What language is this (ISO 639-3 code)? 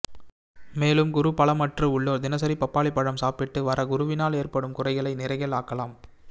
tam